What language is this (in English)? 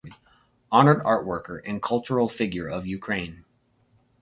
English